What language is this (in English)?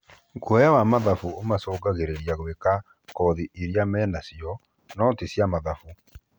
Kikuyu